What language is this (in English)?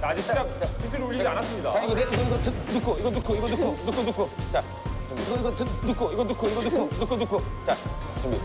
Korean